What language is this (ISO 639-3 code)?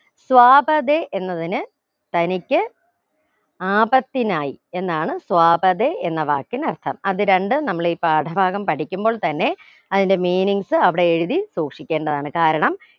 mal